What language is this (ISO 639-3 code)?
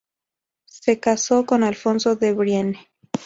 spa